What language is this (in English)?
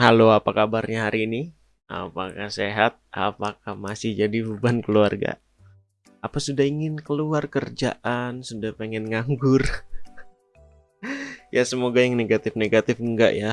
Indonesian